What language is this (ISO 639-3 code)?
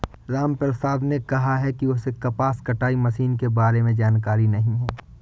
hin